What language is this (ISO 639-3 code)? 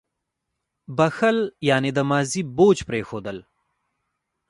pus